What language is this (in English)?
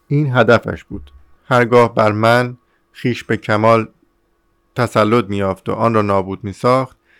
Persian